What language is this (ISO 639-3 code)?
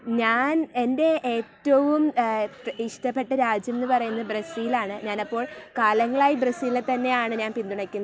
mal